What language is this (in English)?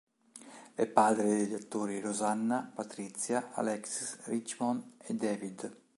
Italian